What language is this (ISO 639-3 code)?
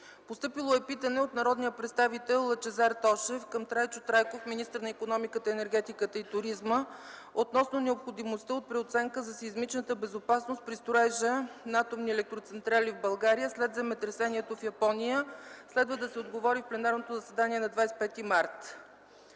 bul